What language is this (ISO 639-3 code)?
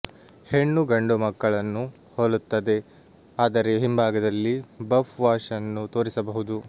kan